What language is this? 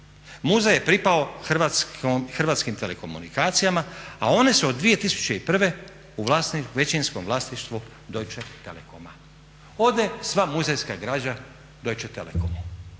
Croatian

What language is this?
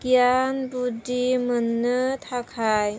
Bodo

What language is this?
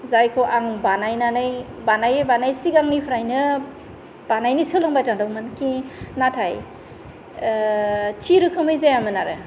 Bodo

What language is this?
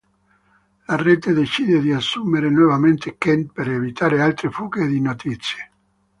Italian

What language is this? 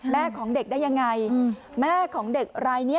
Thai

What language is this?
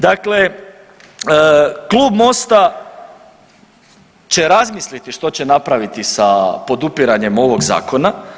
Croatian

